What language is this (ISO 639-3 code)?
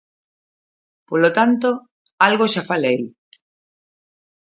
glg